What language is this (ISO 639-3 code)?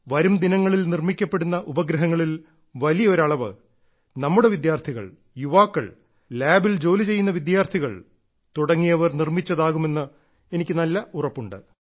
mal